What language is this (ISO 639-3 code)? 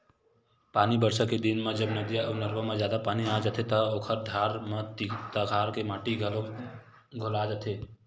hne